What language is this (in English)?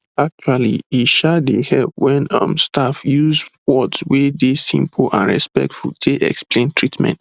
Nigerian Pidgin